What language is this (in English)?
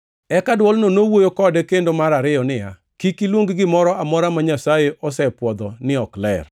Luo (Kenya and Tanzania)